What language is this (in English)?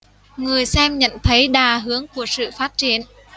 Vietnamese